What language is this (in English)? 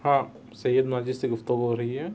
Urdu